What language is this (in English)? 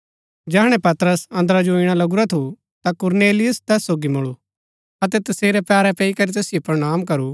Gaddi